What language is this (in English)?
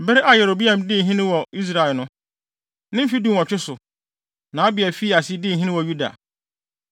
Akan